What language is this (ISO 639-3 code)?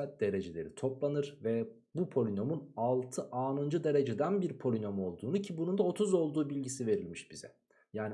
tur